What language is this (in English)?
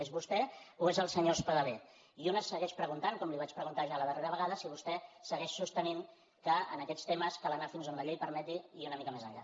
Catalan